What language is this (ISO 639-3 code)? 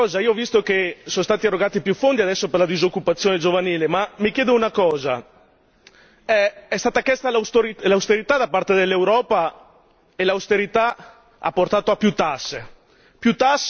ita